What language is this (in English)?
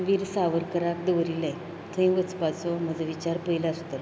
Konkani